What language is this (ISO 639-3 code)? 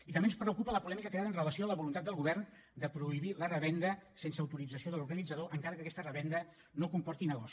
cat